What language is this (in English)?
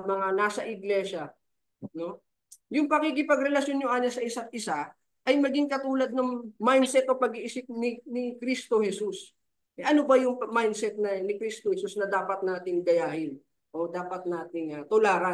Filipino